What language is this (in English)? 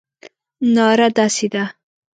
Pashto